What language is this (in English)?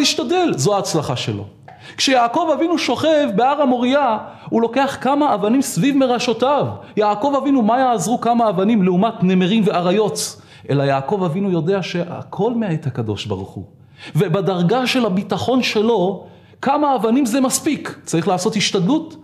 Hebrew